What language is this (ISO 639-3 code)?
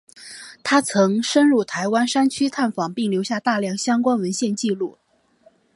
zho